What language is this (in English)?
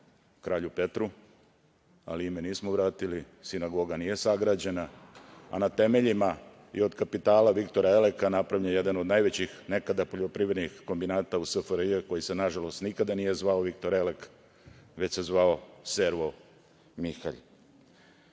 Serbian